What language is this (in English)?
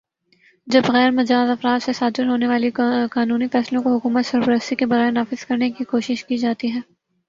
Urdu